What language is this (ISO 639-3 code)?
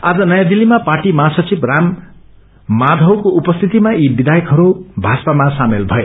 nep